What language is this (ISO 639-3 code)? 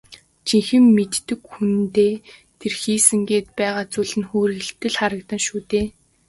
mon